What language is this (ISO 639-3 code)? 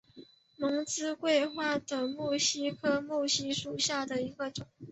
zho